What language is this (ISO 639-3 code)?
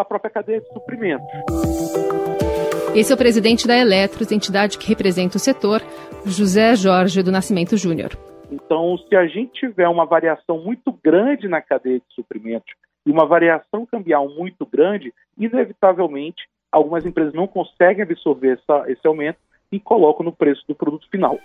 por